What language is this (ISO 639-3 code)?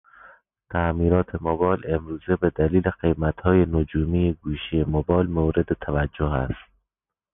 fas